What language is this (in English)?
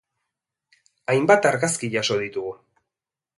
Basque